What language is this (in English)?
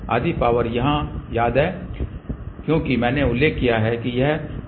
Hindi